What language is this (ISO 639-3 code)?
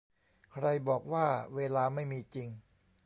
tha